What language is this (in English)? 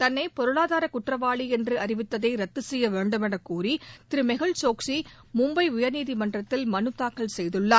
Tamil